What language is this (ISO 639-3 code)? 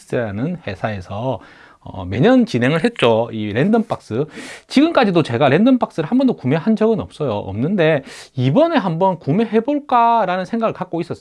kor